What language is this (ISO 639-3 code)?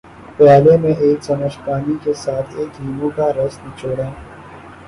urd